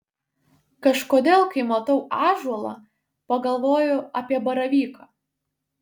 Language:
Lithuanian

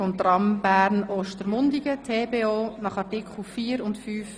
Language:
Swiss German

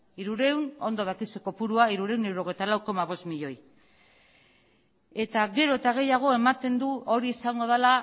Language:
Basque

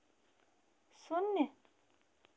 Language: Hindi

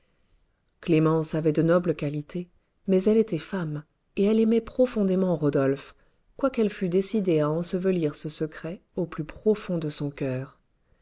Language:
French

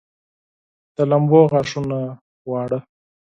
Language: Pashto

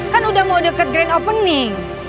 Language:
Indonesian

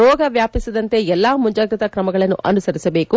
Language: Kannada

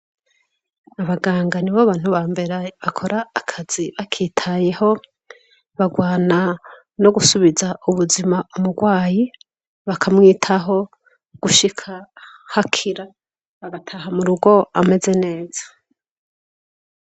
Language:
Rundi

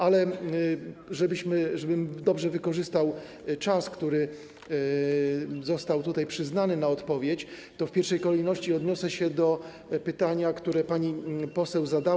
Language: Polish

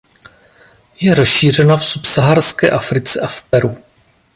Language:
Czech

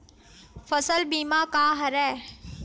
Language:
Chhattisgarhi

